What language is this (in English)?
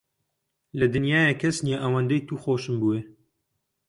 Central Kurdish